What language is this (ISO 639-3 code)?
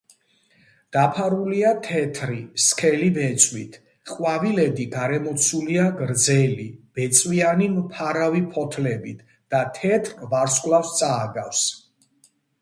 kat